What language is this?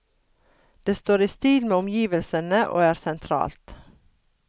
Norwegian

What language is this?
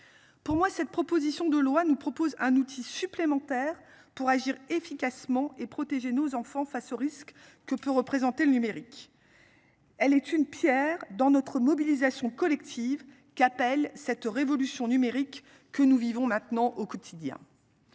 French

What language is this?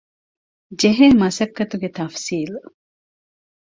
Divehi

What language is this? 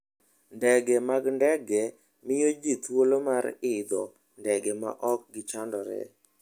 Luo (Kenya and Tanzania)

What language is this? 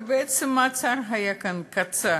Hebrew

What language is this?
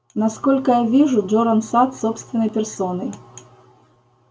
Russian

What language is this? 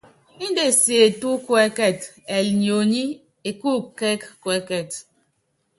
Yangben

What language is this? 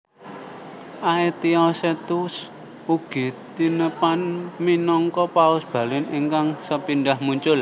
Javanese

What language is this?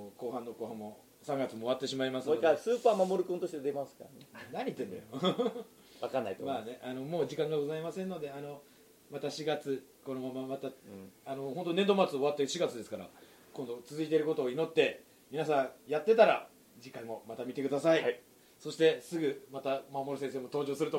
Japanese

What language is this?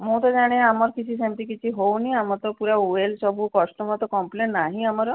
Odia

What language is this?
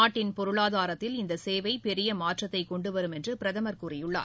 Tamil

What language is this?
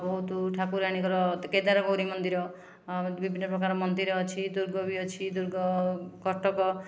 Odia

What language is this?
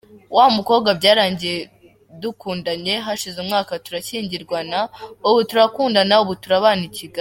Kinyarwanda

